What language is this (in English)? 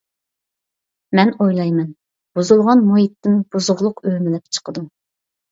Uyghur